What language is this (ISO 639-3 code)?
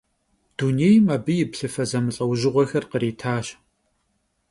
kbd